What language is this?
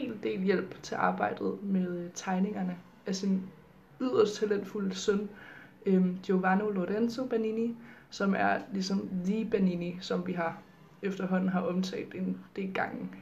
Danish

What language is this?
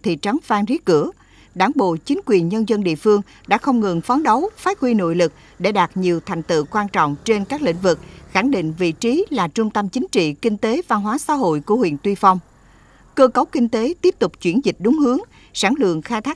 Vietnamese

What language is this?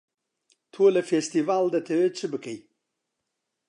Central Kurdish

